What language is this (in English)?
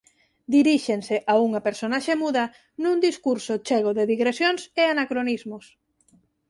Galician